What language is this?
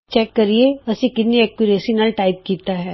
Punjabi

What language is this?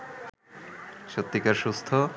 Bangla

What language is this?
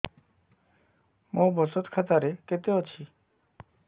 Odia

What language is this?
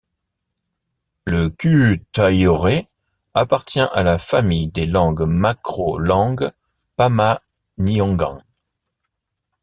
French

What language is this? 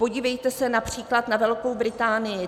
Czech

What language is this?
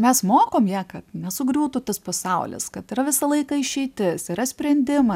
Lithuanian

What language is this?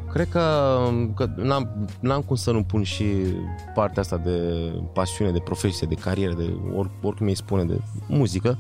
Romanian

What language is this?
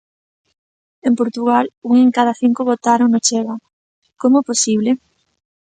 Galician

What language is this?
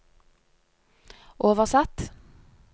Norwegian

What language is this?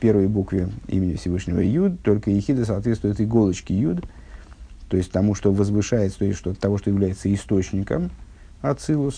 Russian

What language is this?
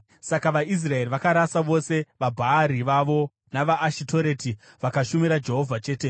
Shona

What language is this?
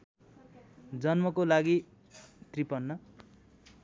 Nepali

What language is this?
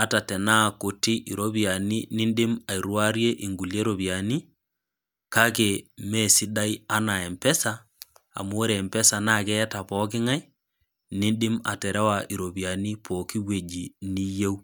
Masai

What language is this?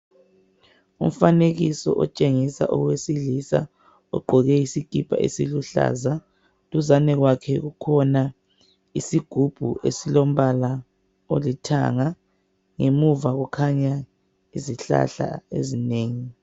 North Ndebele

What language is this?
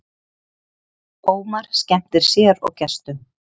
Icelandic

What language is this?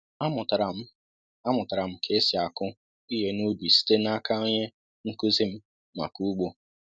Igbo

